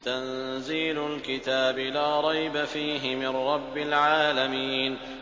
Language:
Arabic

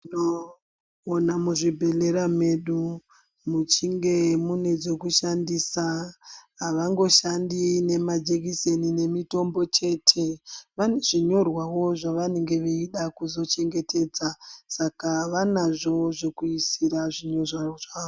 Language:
Ndau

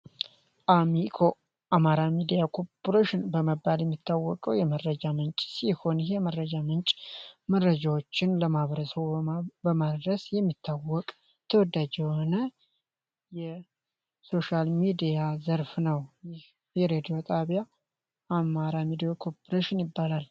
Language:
Amharic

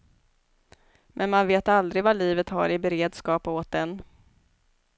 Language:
Swedish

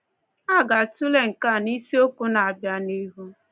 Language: Igbo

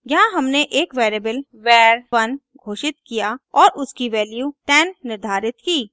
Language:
Hindi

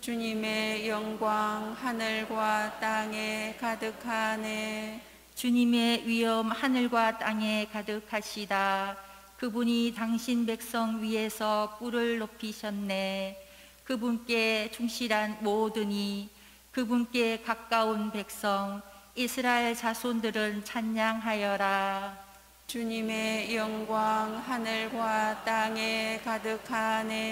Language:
Korean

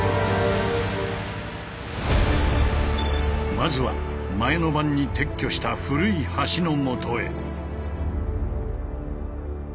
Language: Japanese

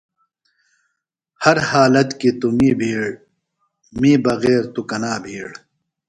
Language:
Phalura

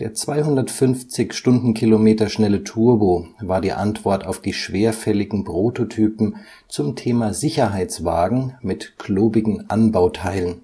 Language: German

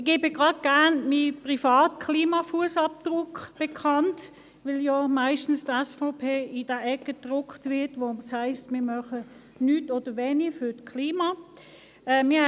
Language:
Swiss German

